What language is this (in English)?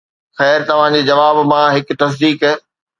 Sindhi